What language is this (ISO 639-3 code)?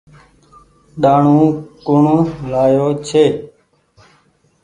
gig